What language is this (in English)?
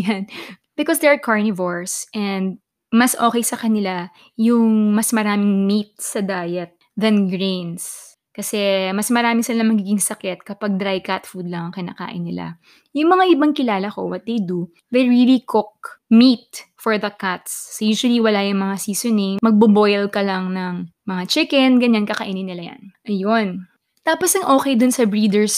Filipino